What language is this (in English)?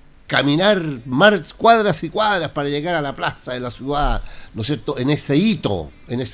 Spanish